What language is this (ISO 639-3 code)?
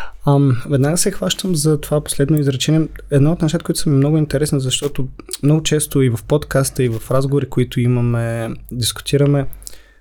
bul